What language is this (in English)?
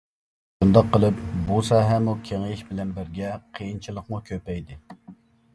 Uyghur